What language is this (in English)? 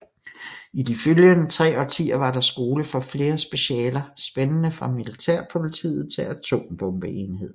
Danish